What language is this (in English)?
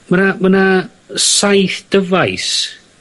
Welsh